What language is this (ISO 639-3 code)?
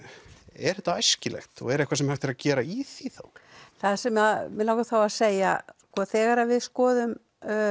isl